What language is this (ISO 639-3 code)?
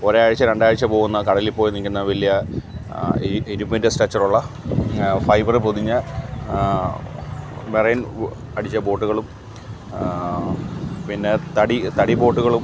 mal